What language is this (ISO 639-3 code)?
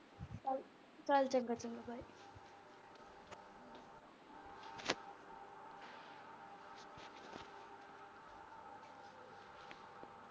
pan